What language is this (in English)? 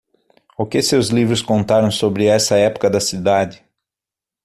Portuguese